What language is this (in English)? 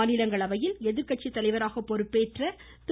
Tamil